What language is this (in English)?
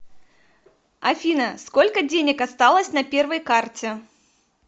Russian